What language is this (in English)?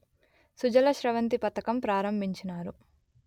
Telugu